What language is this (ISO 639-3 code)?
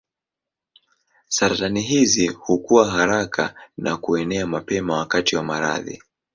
swa